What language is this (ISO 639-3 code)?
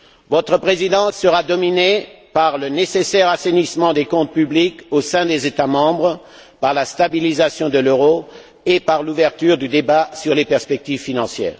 fra